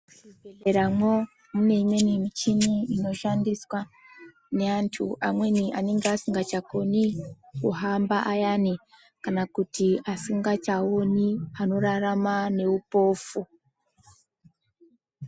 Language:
Ndau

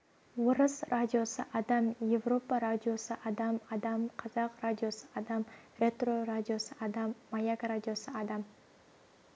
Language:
Kazakh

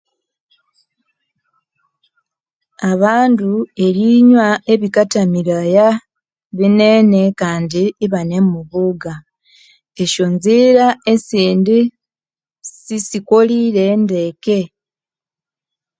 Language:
Konzo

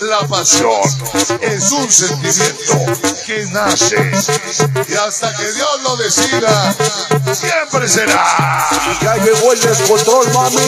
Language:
Spanish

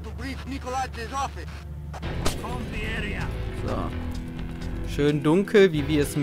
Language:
German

